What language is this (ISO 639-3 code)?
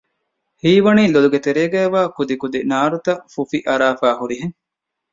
div